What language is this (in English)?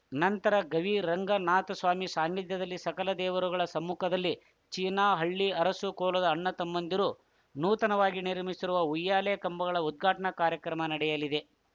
Kannada